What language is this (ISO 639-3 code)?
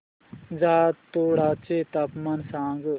mar